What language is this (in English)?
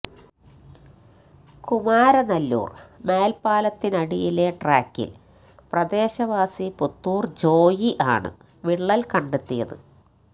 Malayalam